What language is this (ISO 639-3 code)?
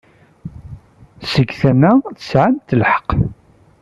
kab